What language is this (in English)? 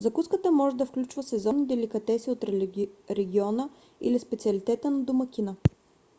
Bulgarian